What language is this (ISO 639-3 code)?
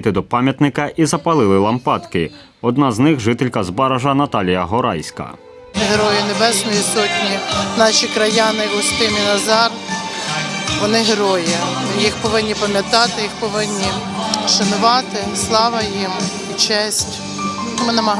ukr